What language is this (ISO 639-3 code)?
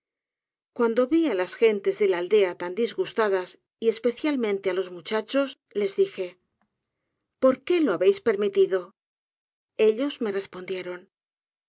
spa